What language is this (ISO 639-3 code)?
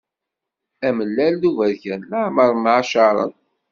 kab